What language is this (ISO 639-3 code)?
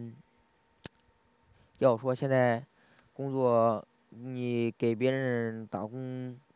zho